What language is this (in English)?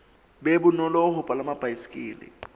Southern Sotho